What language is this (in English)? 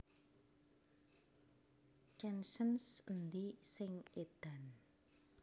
Javanese